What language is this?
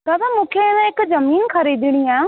Sindhi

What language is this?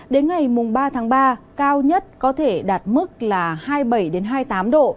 Vietnamese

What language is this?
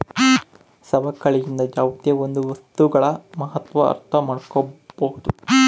Kannada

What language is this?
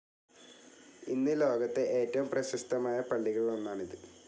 Malayalam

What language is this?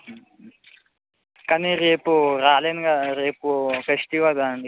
Telugu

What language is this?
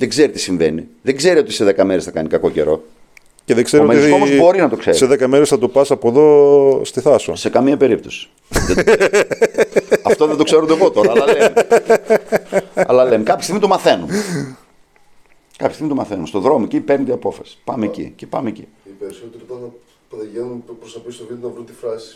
Greek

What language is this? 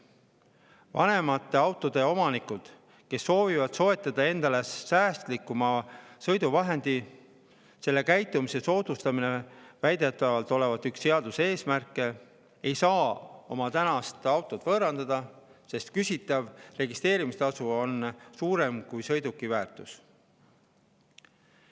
Estonian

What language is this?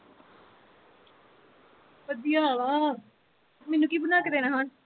Punjabi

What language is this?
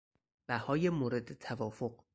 Persian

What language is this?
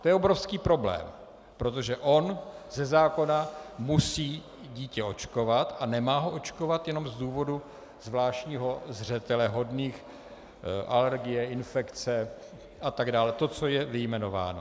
Czech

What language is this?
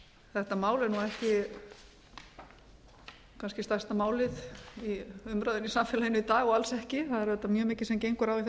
Icelandic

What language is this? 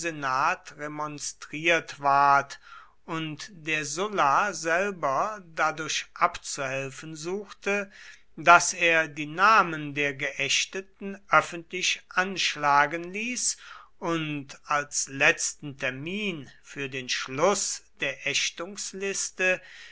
German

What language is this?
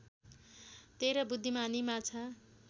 Nepali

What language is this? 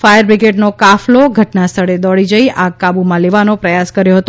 Gujarati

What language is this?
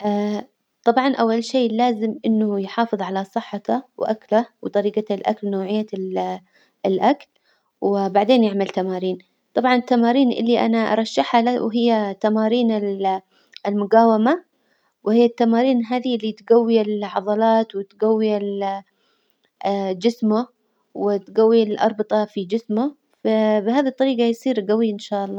Hijazi Arabic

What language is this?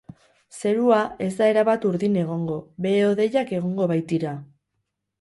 Basque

